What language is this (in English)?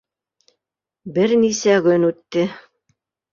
Bashkir